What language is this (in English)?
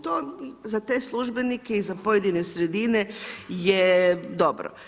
Croatian